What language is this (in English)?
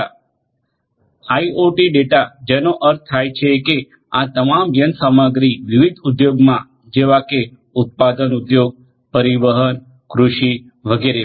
Gujarati